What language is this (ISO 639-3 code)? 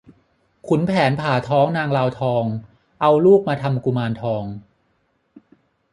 tha